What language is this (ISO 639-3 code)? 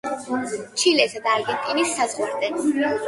kat